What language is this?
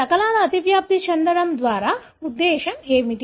Telugu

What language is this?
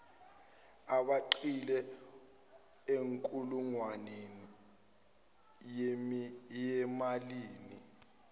Zulu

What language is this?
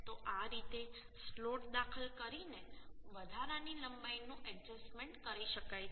Gujarati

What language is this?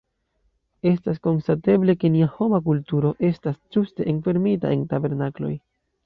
Esperanto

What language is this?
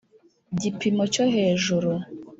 Kinyarwanda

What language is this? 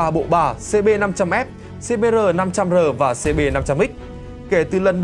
Vietnamese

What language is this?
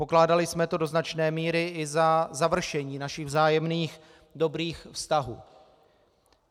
Czech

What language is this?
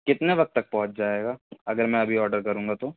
Urdu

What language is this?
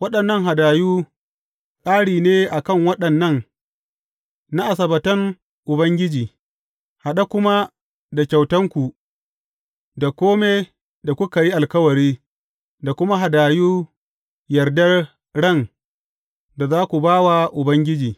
Hausa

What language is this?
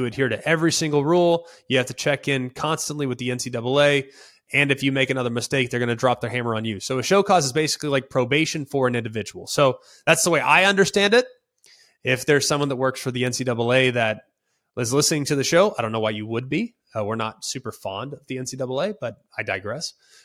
English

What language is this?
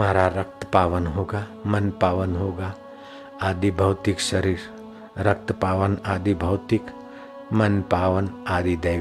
Hindi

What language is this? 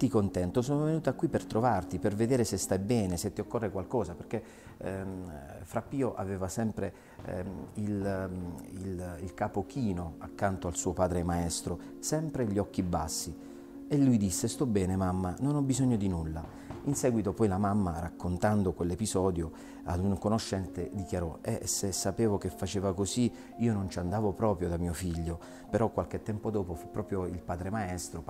Italian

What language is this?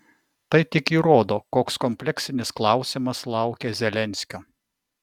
Lithuanian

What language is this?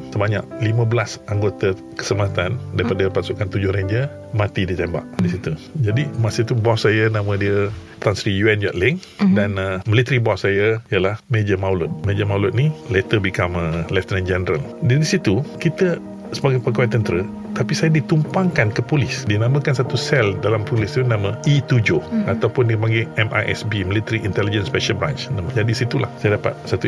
Malay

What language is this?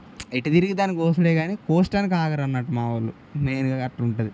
Telugu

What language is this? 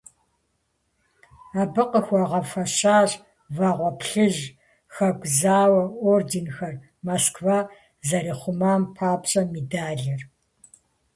Kabardian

